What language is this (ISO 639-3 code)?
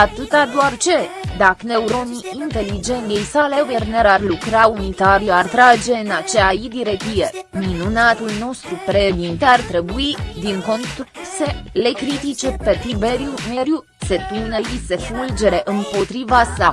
ron